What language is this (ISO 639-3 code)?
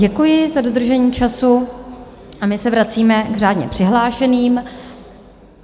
ces